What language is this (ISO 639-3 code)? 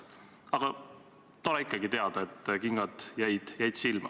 est